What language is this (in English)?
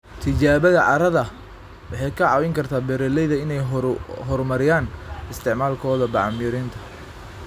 Somali